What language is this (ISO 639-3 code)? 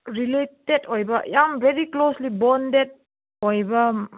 mni